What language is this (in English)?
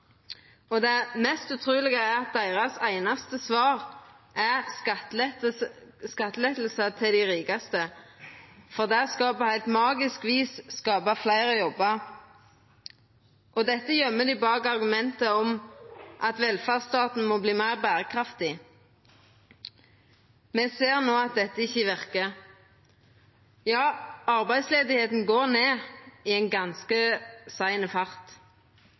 Norwegian Nynorsk